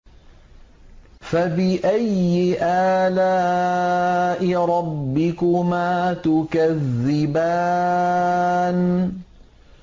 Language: Arabic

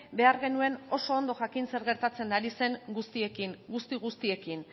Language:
Basque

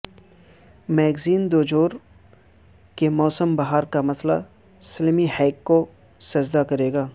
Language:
Urdu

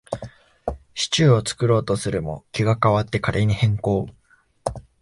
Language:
Japanese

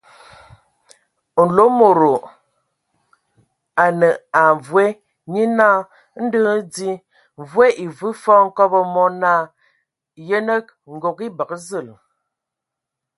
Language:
Ewondo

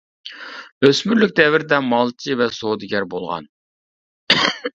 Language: Uyghur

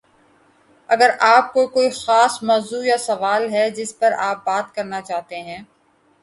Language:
Urdu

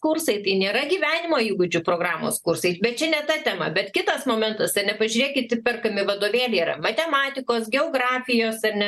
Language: Lithuanian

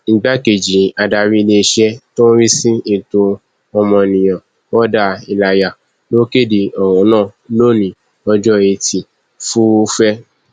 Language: Yoruba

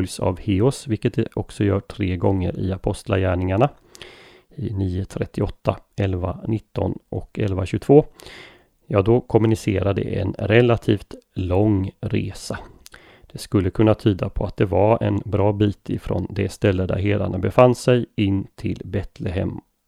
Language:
Swedish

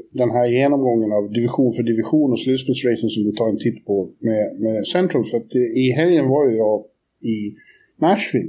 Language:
Swedish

